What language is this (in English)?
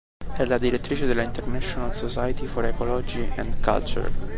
Italian